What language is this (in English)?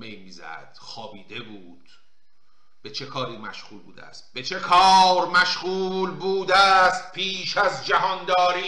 Persian